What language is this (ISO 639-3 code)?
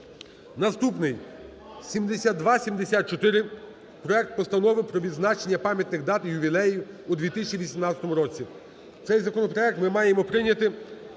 ukr